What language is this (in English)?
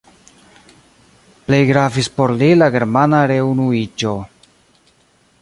Esperanto